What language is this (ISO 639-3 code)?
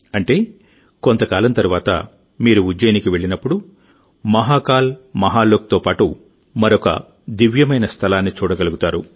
tel